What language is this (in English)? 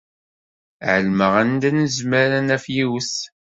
Kabyle